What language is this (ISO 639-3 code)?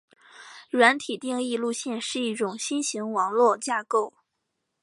zho